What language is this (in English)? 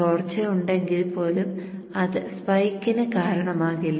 Malayalam